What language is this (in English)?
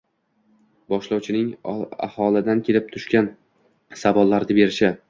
Uzbek